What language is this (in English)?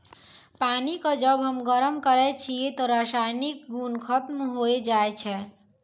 Maithili